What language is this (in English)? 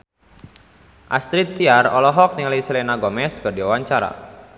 Sundanese